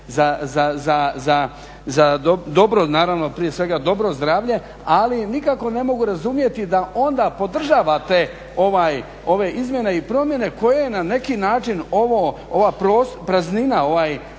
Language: Croatian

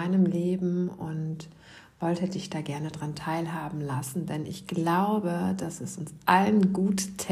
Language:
German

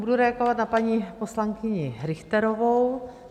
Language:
Czech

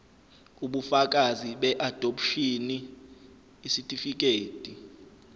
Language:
Zulu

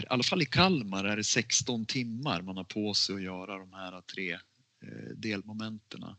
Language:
Swedish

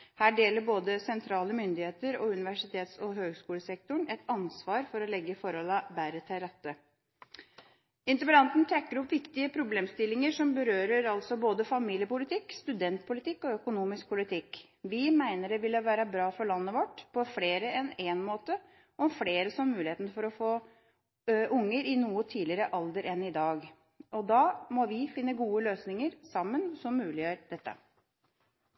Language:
Norwegian Bokmål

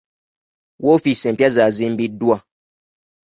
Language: Ganda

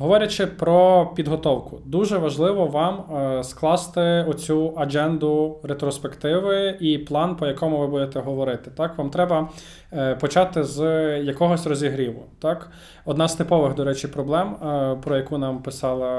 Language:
Ukrainian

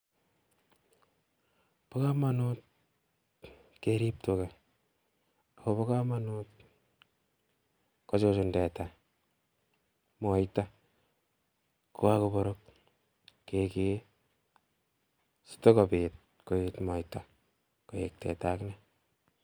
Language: Kalenjin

